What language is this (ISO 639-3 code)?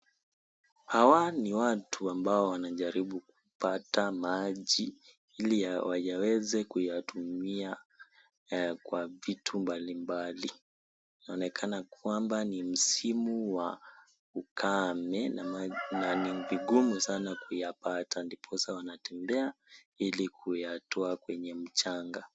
swa